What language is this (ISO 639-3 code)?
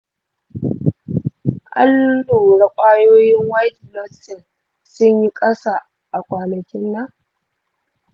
hau